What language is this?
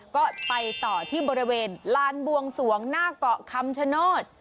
Thai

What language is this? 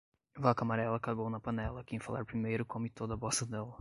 Portuguese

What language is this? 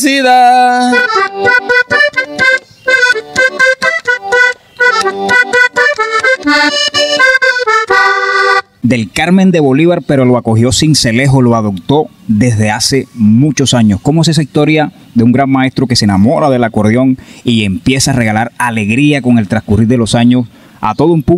Spanish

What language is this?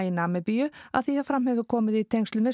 Icelandic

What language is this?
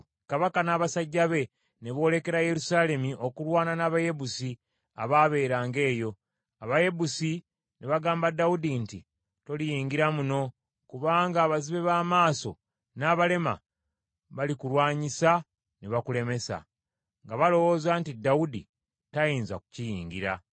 Ganda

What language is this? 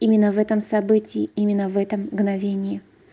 Russian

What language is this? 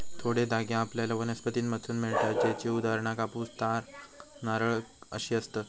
Marathi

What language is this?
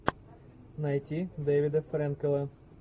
Russian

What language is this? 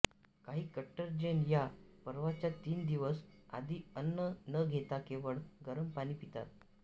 Marathi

